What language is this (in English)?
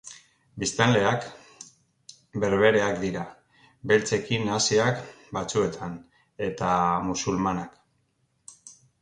Basque